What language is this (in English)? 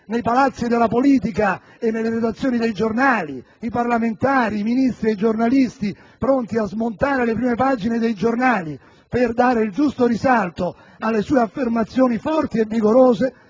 Italian